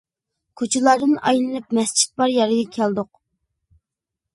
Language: Uyghur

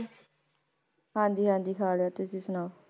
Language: Punjabi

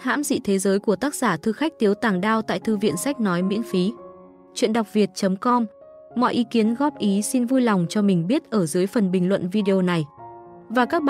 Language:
Vietnamese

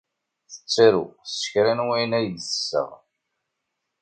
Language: Kabyle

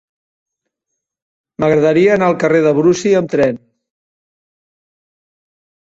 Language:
Catalan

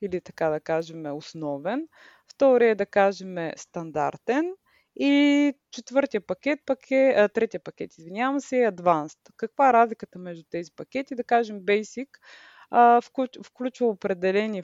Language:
Bulgarian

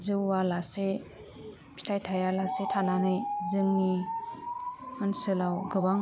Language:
Bodo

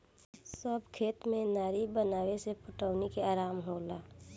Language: Bhojpuri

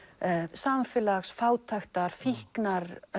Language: Icelandic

